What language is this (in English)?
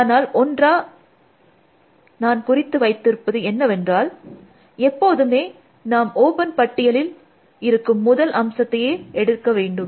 Tamil